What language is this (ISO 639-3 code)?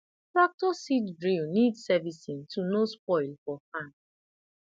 pcm